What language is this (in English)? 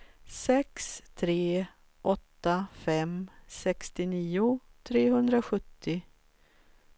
Swedish